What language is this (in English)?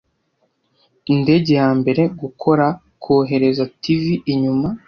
Kinyarwanda